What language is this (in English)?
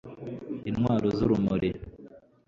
Kinyarwanda